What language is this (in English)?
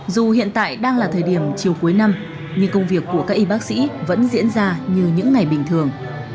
Vietnamese